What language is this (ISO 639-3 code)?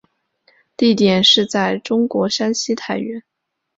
zho